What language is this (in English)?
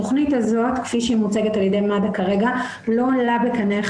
Hebrew